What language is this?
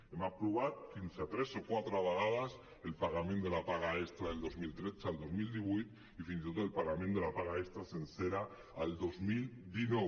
Catalan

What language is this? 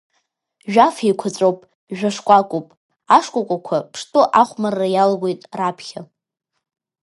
Abkhazian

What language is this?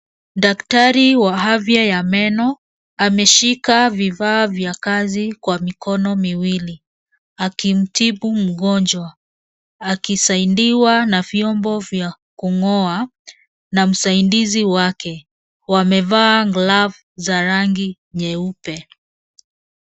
Swahili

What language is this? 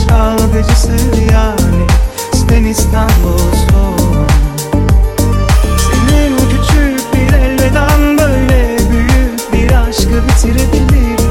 Turkish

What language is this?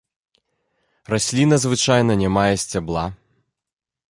Belarusian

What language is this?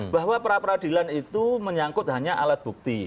Indonesian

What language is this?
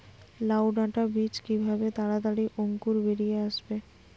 Bangla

